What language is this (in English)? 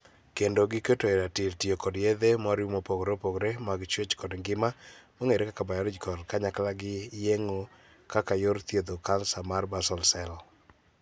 Luo (Kenya and Tanzania)